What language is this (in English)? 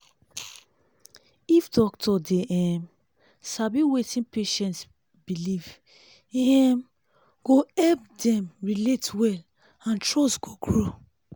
Nigerian Pidgin